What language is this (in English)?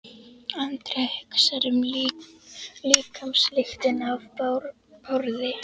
Icelandic